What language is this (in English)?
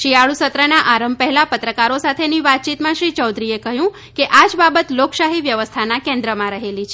Gujarati